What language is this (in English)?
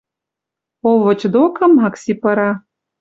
Western Mari